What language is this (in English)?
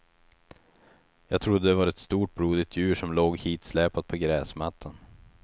Swedish